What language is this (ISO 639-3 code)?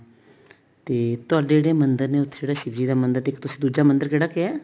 pan